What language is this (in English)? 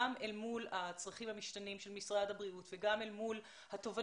Hebrew